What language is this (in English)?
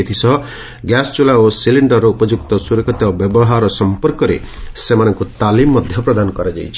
Odia